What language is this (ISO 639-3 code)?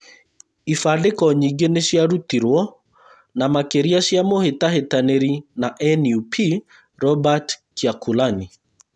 kik